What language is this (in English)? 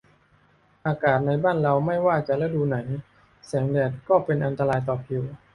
Thai